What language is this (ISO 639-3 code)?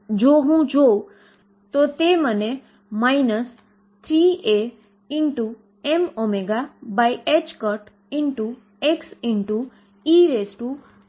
guj